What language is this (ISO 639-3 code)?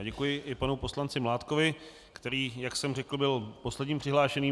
ces